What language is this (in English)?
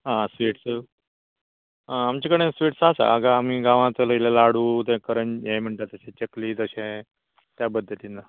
Konkani